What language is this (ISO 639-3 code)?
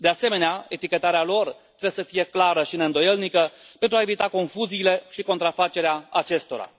ron